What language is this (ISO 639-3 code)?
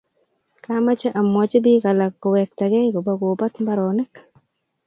kln